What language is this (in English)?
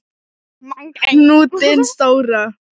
Icelandic